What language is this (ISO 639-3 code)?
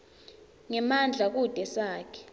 ssw